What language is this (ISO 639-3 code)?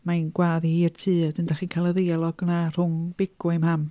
cym